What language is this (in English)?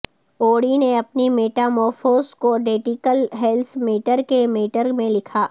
Urdu